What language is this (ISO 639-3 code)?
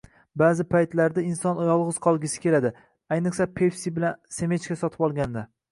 uzb